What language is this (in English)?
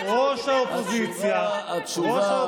Hebrew